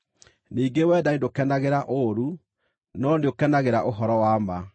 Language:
Kikuyu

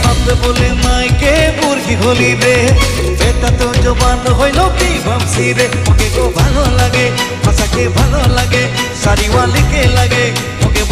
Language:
Indonesian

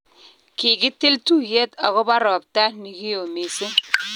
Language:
Kalenjin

